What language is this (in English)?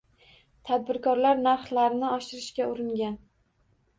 Uzbek